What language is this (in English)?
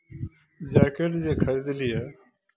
Maithili